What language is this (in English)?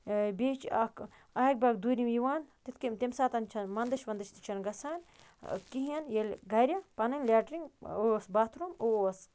Kashmiri